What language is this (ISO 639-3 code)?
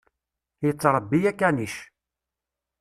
kab